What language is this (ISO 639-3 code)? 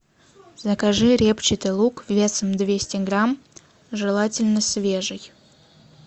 rus